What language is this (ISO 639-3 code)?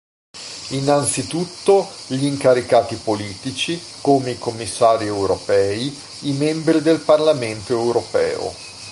ita